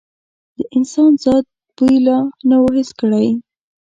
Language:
Pashto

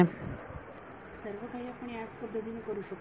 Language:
Marathi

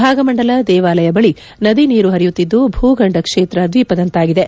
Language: Kannada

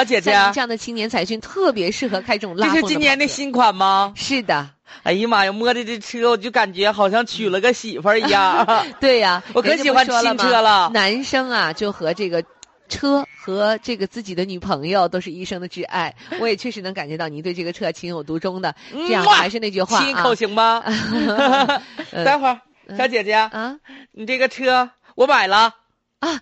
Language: Chinese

